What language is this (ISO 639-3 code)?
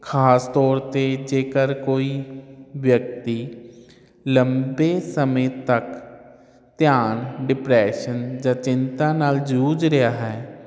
pan